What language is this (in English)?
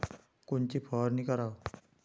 Marathi